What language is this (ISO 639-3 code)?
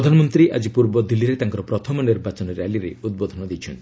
ori